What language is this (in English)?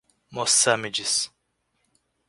Portuguese